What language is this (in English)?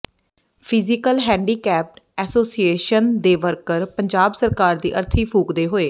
Punjabi